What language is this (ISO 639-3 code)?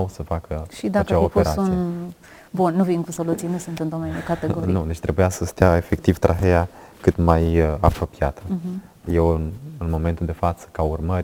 ron